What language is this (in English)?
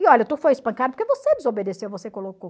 Portuguese